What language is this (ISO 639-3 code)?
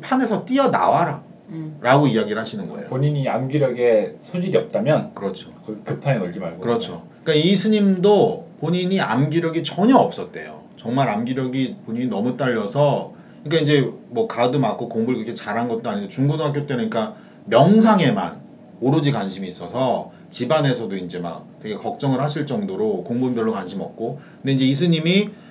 kor